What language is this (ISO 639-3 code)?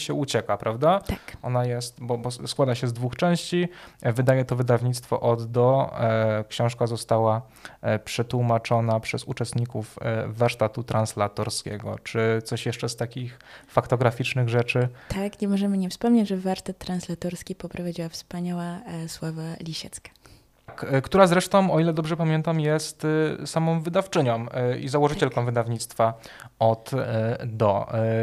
pol